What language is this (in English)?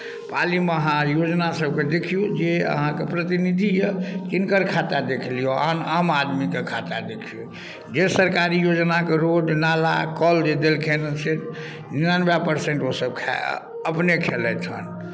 Maithili